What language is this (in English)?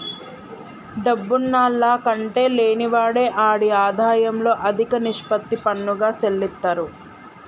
Telugu